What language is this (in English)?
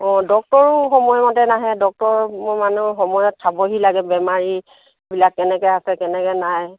Assamese